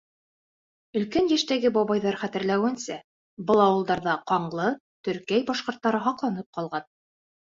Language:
Bashkir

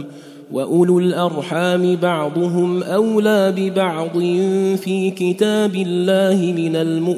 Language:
Arabic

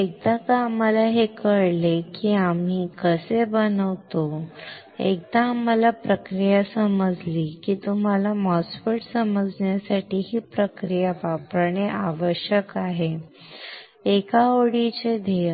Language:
Marathi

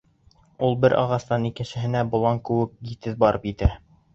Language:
Bashkir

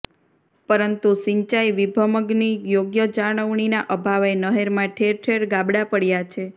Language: Gujarati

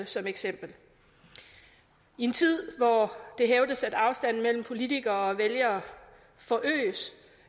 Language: Danish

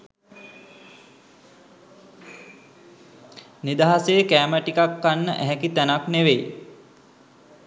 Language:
Sinhala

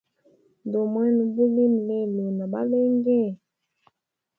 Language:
Hemba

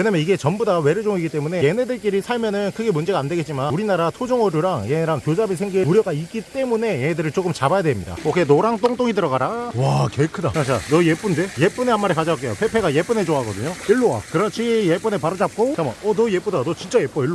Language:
Korean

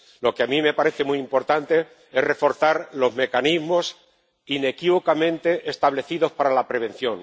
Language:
Spanish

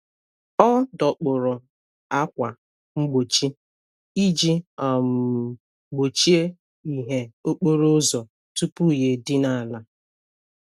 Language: Igbo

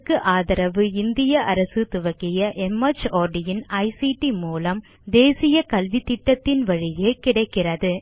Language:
Tamil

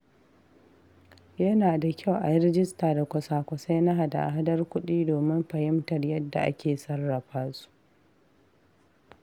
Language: Hausa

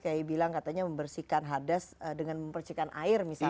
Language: Indonesian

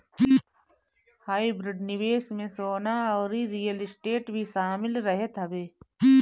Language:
Bhojpuri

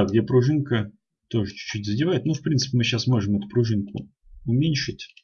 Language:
Russian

